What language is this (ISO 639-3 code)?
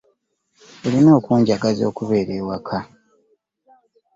lug